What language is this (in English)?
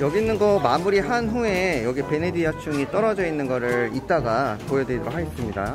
Korean